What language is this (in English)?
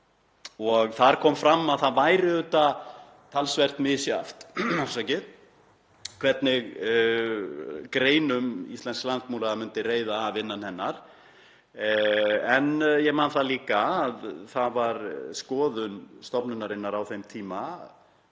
Icelandic